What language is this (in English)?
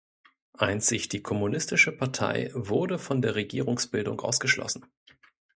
German